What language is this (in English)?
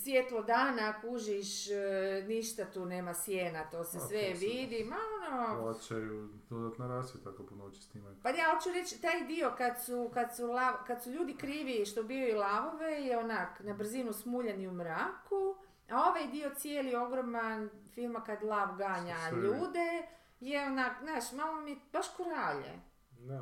Croatian